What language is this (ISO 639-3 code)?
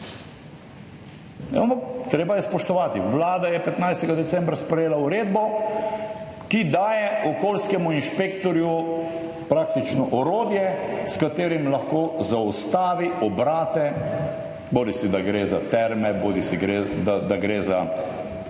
slv